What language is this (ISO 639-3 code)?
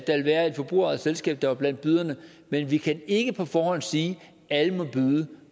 dan